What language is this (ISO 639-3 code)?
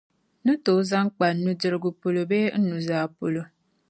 dag